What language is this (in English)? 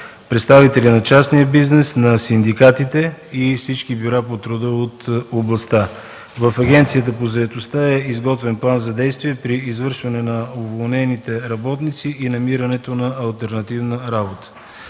Bulgarian